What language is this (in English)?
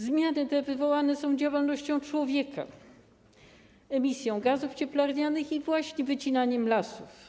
Polish